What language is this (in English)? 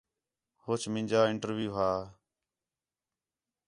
Khetrani